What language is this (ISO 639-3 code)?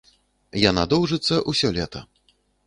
bel